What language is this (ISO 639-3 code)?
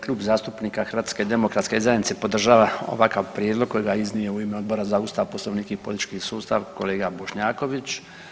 hrv